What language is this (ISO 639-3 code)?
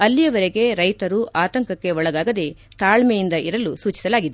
kan